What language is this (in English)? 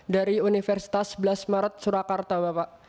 Indonesian